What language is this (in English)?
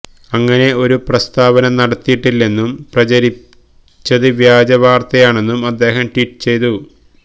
Malayalam